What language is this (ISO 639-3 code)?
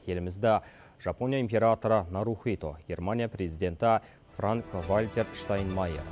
kaz